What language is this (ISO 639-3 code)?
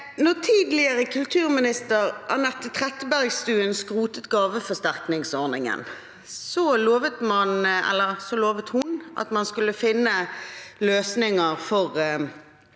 nor